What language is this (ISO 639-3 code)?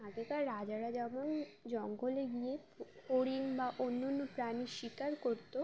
ben